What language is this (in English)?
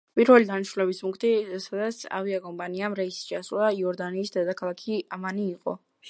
Georgian